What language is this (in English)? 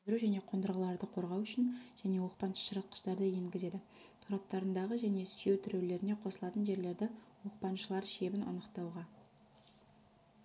Kazakh